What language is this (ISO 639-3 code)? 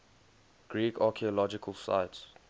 eng